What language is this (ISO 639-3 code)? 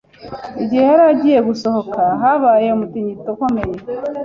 kin